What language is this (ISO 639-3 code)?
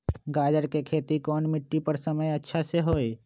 mag